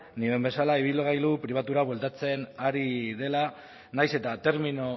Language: Basque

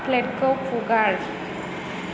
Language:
Bodo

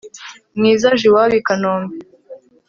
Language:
Kinyarwanda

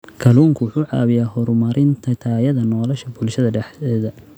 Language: Somali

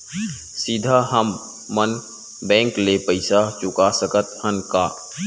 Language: Chhattisgarhi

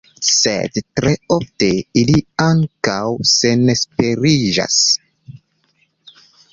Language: Esperanto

